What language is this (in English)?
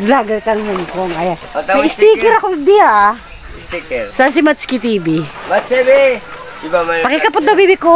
Filipino